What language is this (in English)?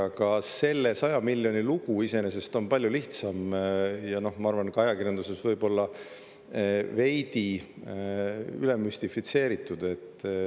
Estonian